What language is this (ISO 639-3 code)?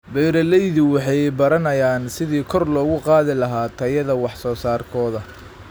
som